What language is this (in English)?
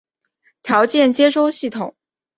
Chinese